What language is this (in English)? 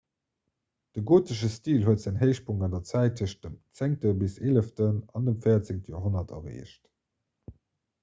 Luxembourgish